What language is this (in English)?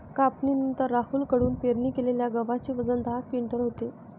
Marathi